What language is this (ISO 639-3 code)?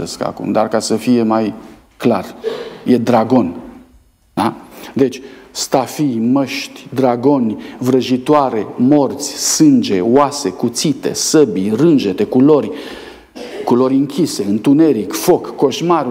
ron